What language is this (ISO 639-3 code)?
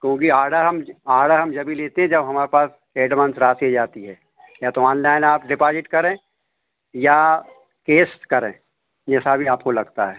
hin